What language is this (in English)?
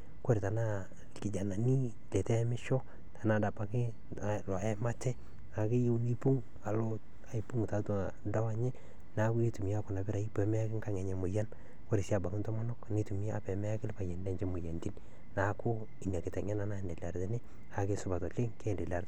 Masai